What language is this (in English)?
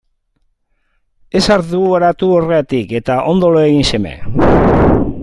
Basque